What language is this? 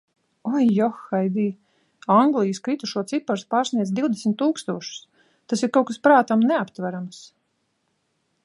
Latvian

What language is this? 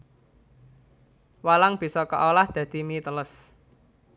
Javanese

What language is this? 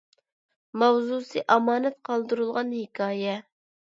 Uyghur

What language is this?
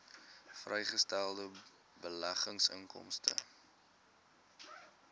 Afrikaans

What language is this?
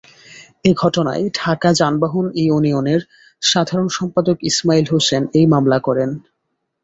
Bangla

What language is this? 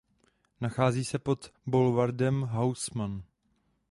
Czech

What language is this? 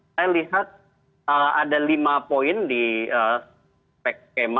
Indonesian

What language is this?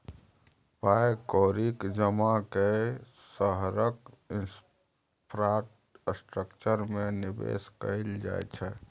Maithili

